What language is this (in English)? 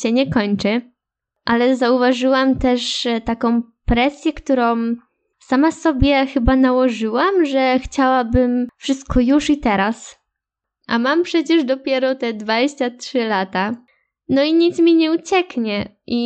Polish